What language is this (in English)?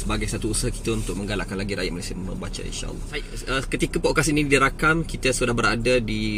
Malay